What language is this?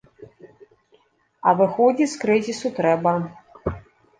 Belarusian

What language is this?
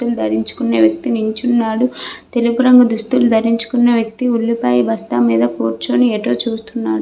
Telugu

